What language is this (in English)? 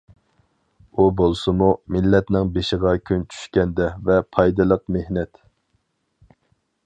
Uyghur